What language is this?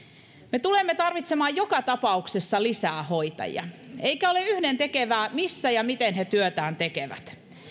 Finnish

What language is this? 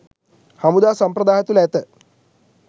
Sinhala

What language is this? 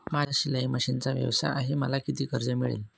Marathi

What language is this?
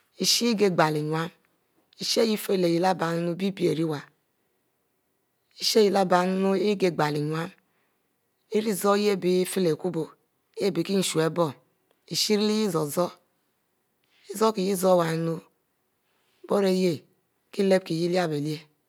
Mbe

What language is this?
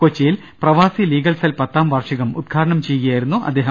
Malayalam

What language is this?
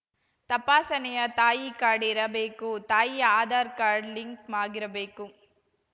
Kannada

